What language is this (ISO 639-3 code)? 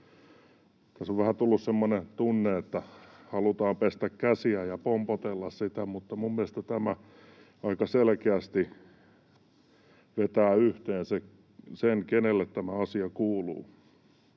fin